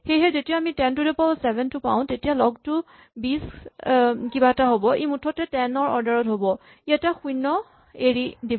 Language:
Assamese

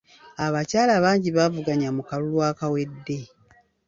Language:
Ganda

